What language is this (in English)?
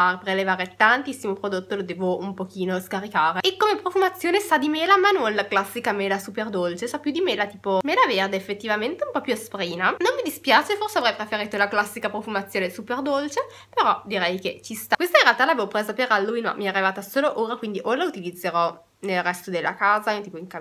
Italian